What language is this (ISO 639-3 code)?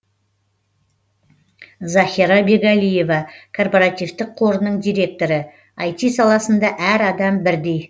kaz